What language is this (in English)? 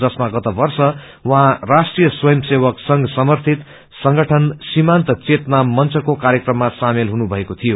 Nepali